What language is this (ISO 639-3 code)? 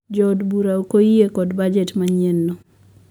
luo